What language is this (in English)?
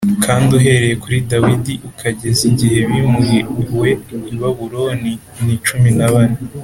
Kinyarwanda